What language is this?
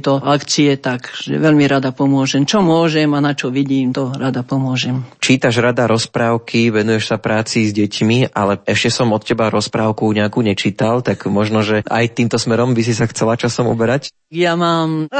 Slovak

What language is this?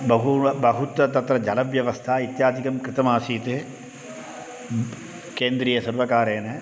Sanskrit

